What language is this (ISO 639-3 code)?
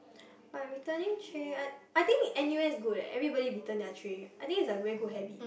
eng